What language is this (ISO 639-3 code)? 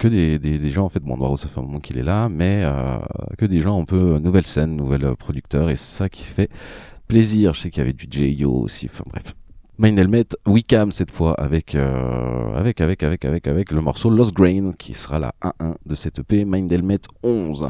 fra